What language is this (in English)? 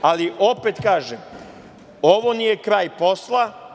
Serbian